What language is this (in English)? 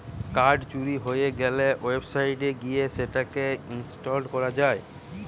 Bangla